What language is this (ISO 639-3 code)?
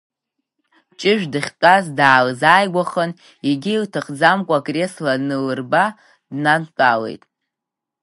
abk